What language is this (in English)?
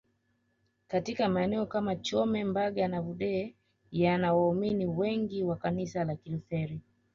Swahili